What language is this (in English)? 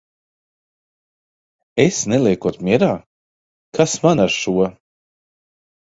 Latvian